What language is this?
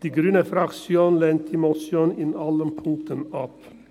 Swiss German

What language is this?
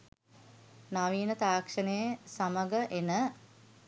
Sinhala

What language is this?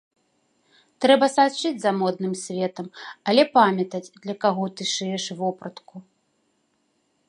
Belarusian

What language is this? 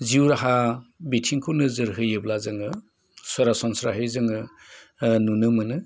Bodo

